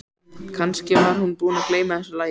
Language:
Icelandic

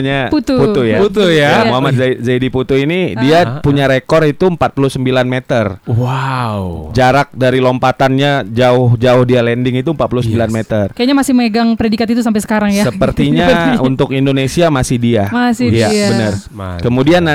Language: Indonesian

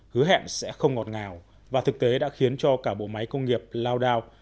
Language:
Vietnamese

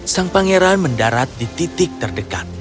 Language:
Indonesian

